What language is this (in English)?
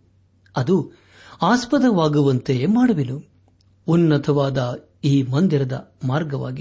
Kannada